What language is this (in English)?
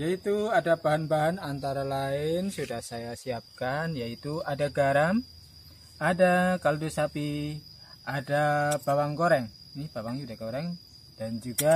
Indonesian